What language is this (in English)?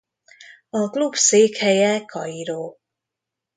Hungarian